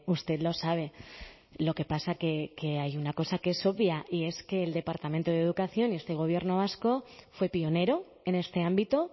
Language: Spanish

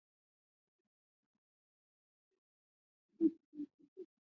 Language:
Chinese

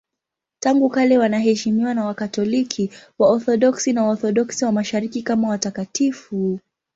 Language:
Swahili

